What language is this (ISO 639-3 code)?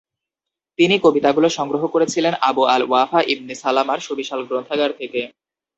ben